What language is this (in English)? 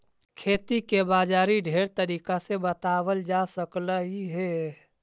Magahi